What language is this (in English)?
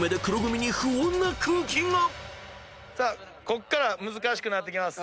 Japanese